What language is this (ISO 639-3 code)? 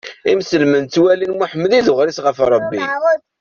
kab